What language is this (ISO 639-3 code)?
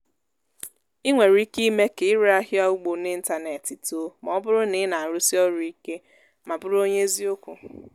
ibo